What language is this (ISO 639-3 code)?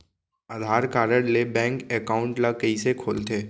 hne